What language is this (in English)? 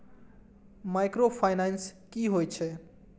Maithili